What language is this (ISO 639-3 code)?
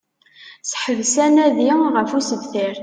kab